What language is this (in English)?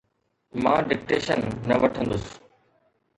Sindhi